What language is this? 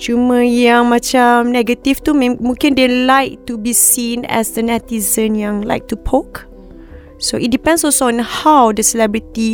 Malay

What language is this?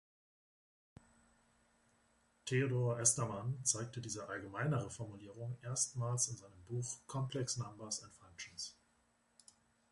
German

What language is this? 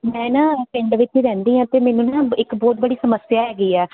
Punjabi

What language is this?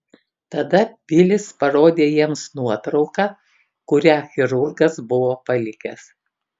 Lithuanian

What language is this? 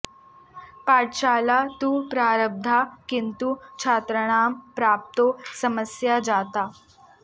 Sanskrit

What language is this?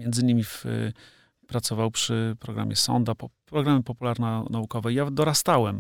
Polish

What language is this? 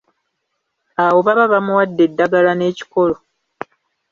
Ganda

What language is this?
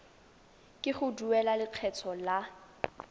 Tswana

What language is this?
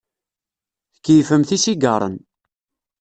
Kabyle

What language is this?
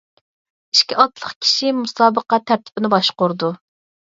Uyghur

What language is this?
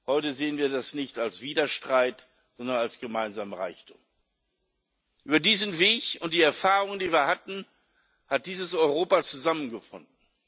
German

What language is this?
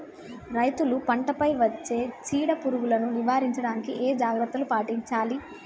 Telugu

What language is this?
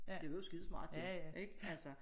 Danish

